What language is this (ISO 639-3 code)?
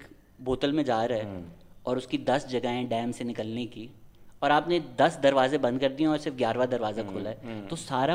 urd